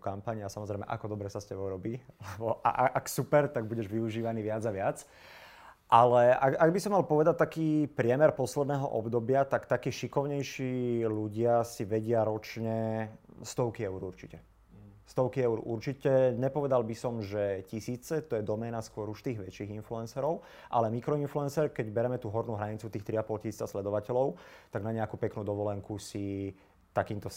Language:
Slovak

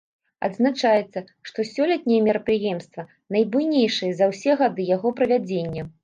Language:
Belarusian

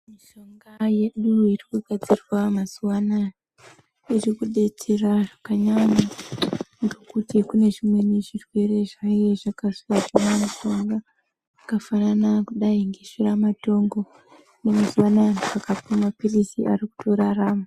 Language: Ndau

